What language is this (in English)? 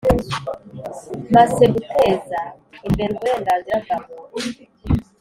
Kinyarwanda